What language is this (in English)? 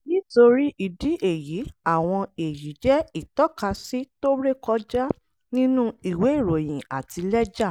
Yoruba